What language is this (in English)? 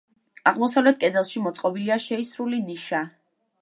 Georgian